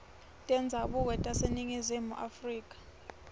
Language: Swati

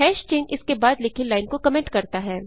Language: Hindi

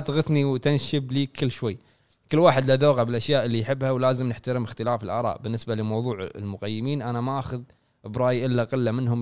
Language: Arabic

